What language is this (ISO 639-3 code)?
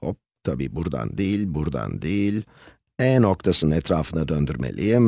tur